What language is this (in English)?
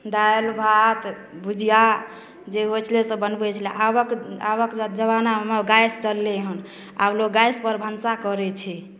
Maithili